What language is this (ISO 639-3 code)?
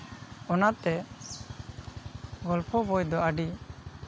sat